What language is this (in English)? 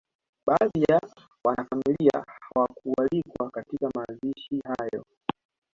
Swahili